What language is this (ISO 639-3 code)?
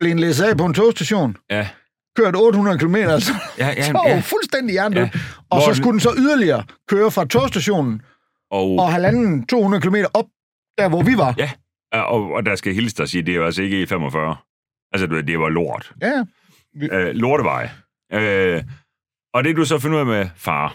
dan